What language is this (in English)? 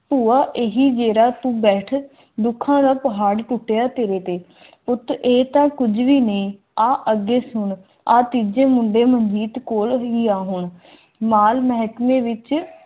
Punjabi